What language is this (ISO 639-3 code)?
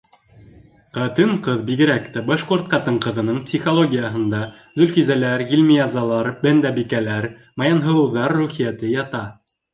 bak